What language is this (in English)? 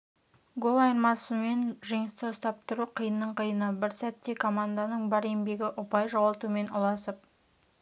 Kazakh